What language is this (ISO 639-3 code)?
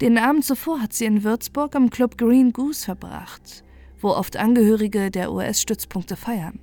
deu